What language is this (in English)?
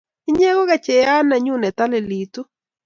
Kalenjin